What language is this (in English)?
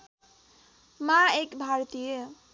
Nepali